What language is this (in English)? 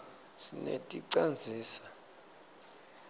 Swati